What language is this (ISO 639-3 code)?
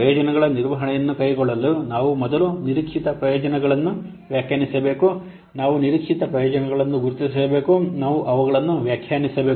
kan